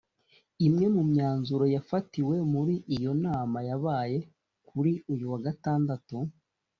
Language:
Kinyarwanda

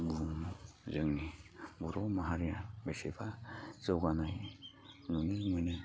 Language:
Bodo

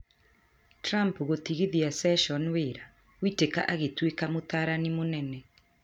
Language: Kikuyu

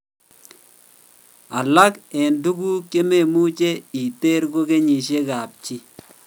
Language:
Kalenjin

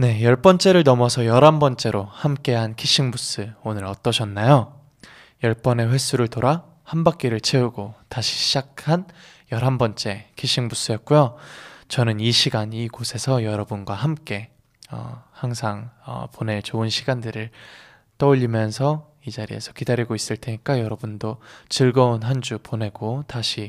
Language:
Korean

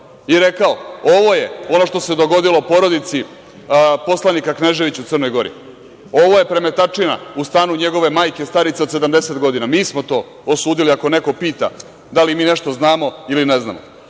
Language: Serbian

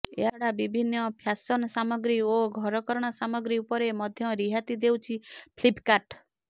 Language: Odia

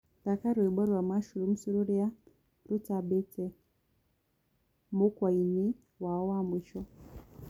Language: Kikuyu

